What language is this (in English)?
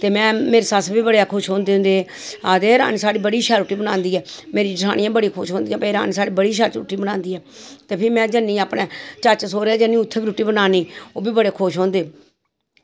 Dogri